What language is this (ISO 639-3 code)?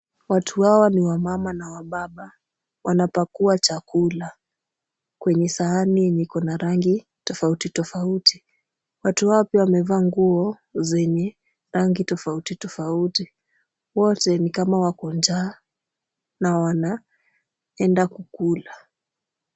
swa